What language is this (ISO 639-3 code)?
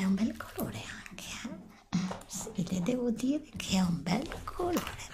ita